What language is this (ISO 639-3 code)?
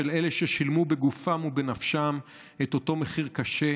heb